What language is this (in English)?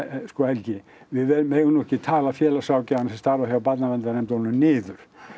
Icelandic